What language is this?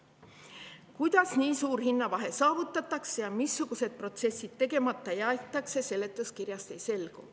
Estonian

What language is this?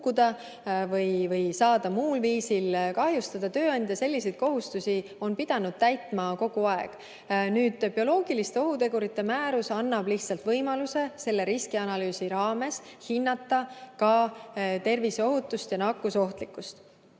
Estonian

